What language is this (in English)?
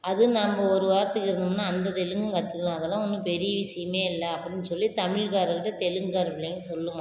Tamil